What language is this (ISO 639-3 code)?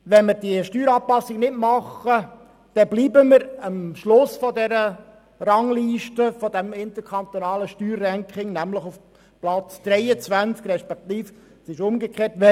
gsw